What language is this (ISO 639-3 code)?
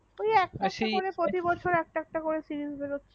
ben